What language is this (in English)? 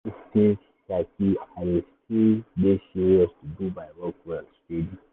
Nigerian Pidgin